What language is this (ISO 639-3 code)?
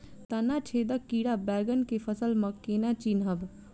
mai